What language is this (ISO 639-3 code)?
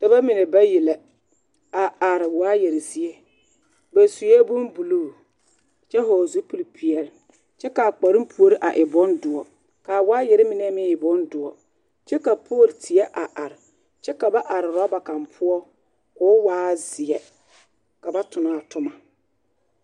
dga